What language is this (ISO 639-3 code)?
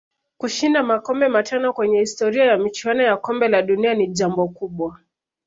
swa